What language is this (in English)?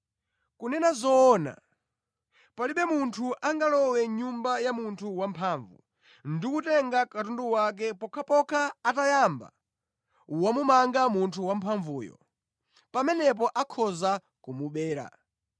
Nyanja